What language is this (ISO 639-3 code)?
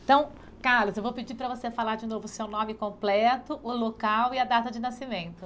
por